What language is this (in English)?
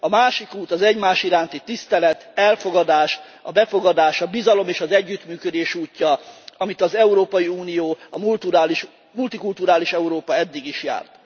Hungarian